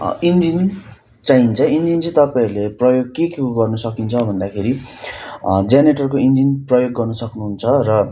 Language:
Nepali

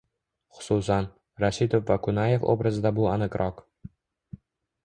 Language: Uzbek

